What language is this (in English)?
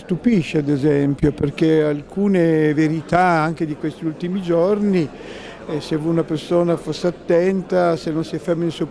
Italian